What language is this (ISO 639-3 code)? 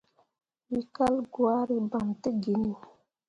mua